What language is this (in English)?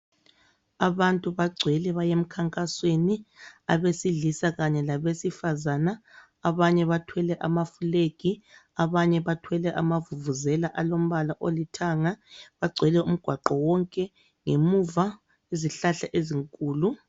North Ndebele